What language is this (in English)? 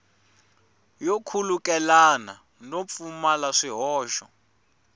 Tsonga